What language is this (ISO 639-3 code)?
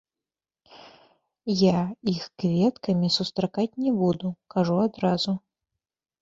bel